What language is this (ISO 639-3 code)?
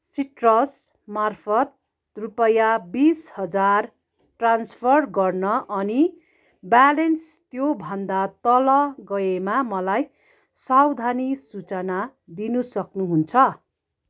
nep